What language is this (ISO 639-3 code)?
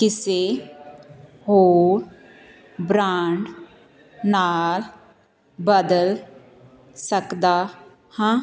pan